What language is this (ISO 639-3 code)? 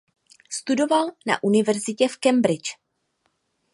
ces